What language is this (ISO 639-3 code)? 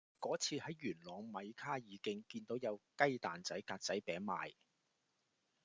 yue